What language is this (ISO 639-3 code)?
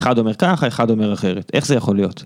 heb